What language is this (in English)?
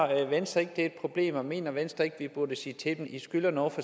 Danish